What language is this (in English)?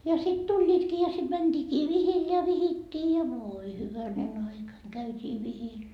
Finnish